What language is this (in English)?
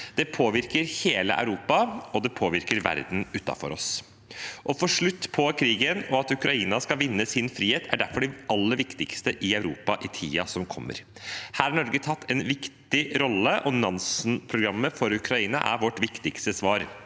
Norwegian